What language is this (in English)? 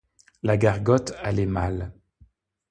French